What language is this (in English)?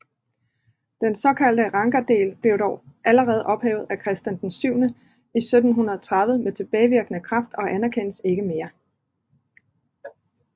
Danish